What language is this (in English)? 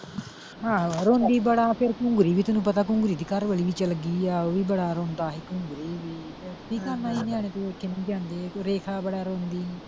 Punjabi